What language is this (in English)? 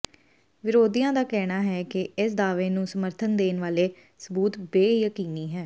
Punjabi